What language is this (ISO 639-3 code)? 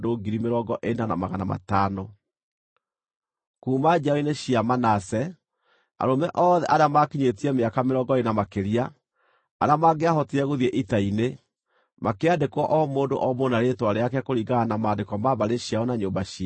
kik